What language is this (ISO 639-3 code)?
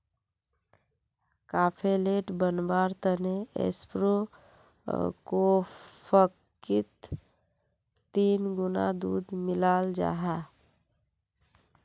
mag